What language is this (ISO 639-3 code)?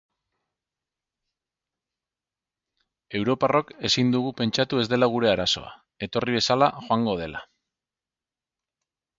eus